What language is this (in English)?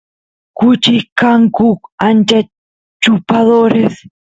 Santiago del Estero Quichua